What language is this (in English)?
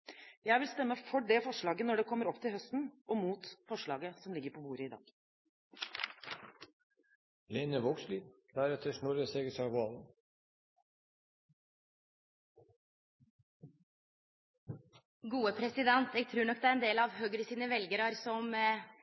Norwegian